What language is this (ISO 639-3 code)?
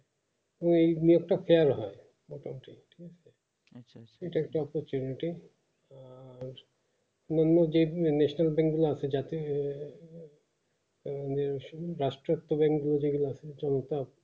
ben